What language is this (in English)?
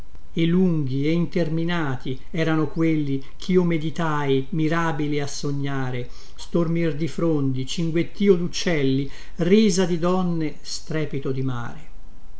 Italian